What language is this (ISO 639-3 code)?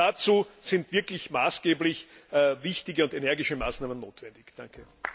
deu